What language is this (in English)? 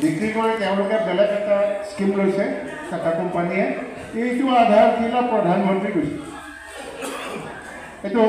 Indonesian